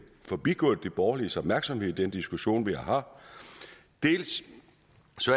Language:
Danish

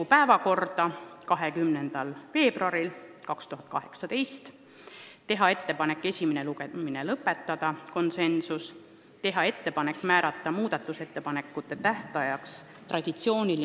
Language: Estonian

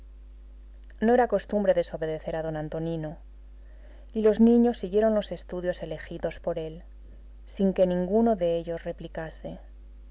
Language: Spanish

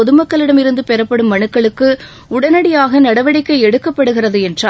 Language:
Tamil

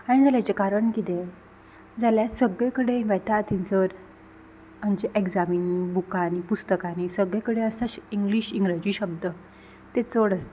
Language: Konkani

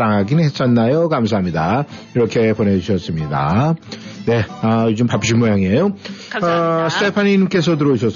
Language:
Korean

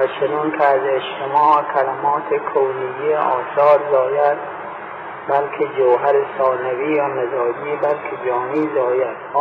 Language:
Persian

